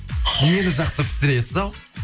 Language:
Kazakh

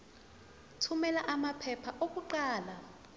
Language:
Zulu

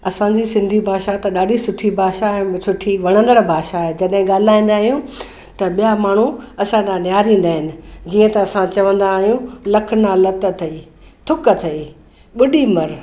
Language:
Sindhi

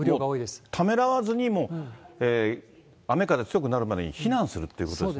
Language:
Japanese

